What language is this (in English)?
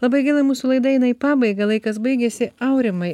Lithuanian